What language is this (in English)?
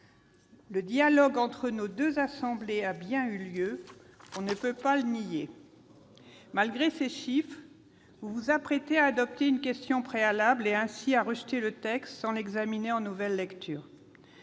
French